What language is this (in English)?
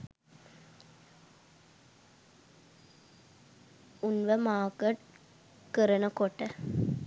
Sinhala